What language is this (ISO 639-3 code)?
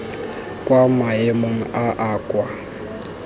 tsn